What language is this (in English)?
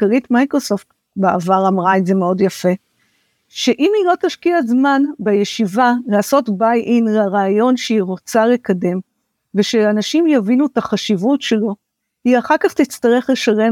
Hebrew